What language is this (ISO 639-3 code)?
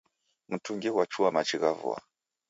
dav